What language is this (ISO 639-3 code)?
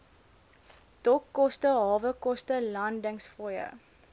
afr